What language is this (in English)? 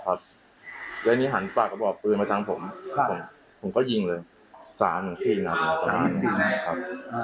Thai